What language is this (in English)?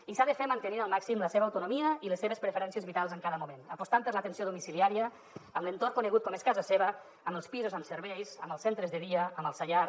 Catalan